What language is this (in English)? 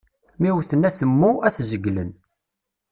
Kabyle